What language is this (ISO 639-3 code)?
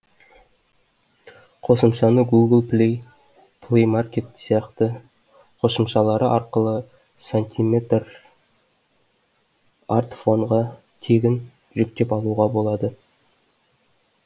kaz